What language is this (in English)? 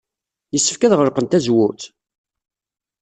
Kabyle